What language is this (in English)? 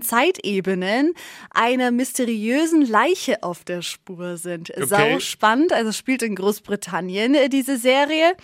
German